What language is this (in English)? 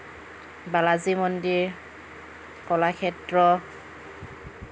Assamese